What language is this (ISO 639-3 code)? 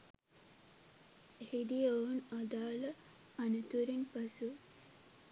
sin